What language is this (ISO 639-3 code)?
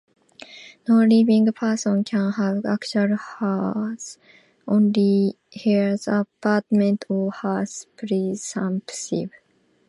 eng